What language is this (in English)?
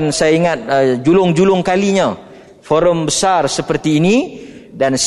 Malay